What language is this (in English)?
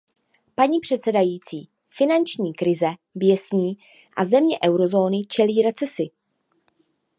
Czech